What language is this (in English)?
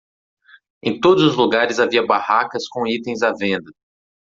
Portuguese